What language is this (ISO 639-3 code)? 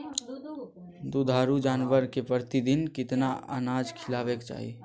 mag